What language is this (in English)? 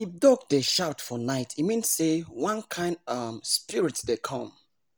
Nigerian Pidgin